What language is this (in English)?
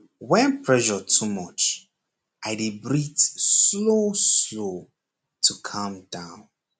Nigerian Pidgin